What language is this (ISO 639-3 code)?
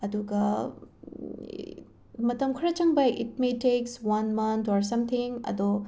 mni